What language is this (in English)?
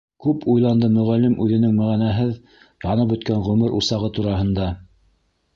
Bashkir